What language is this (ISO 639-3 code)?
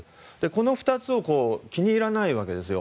jpn